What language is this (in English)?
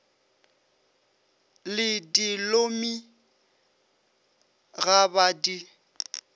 Northern Sotho